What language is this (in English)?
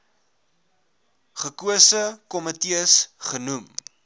Afrikaans